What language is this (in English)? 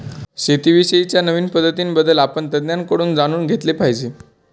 Marathi